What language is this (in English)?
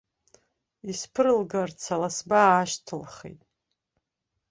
Abkhazian